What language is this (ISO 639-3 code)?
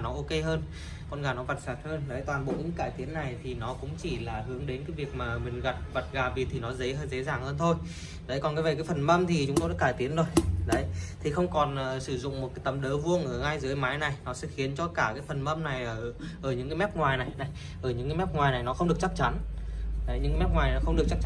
vie